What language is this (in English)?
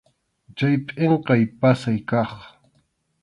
Arequipa-La Unión Quechua